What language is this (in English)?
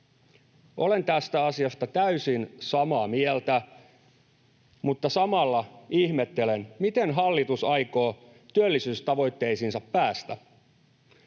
Finnish